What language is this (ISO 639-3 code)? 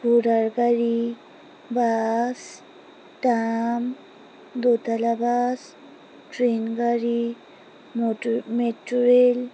ben